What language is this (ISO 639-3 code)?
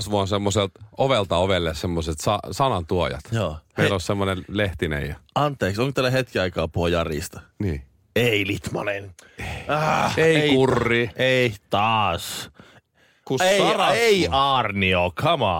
fin